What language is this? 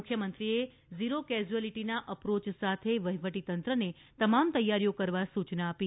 Gujarati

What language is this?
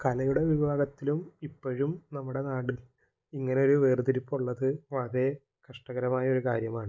Malayalam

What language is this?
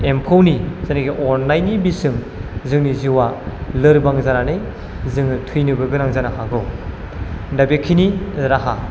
Bodo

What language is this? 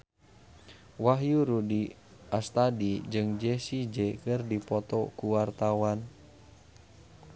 Sundanese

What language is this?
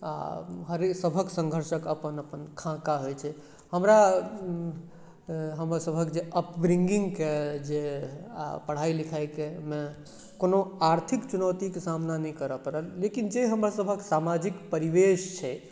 Maithili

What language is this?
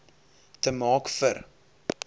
Afrikaans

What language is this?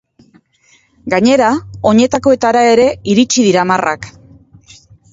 Basque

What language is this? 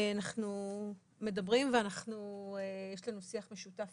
Hebrew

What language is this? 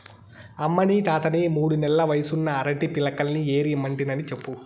Telugu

